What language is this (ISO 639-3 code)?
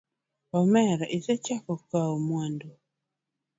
luo